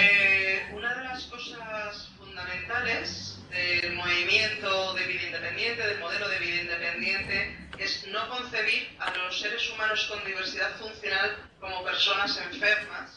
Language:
Spanish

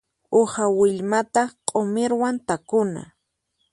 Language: Puno Quechua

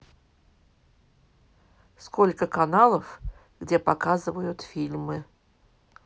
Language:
Russian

